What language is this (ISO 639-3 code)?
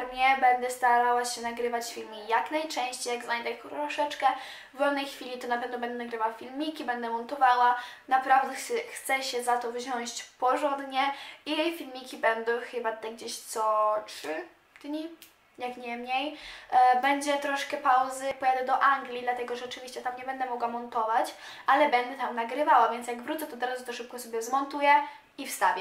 pol